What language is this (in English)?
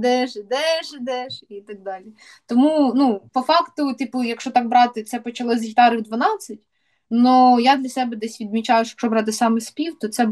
Ukrainian